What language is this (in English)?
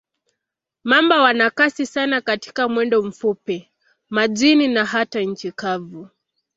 Swahili